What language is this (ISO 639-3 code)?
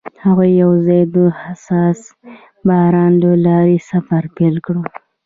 pus